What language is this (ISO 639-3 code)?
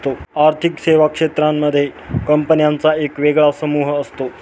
mar